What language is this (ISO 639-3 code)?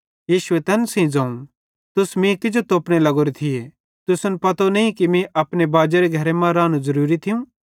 bhd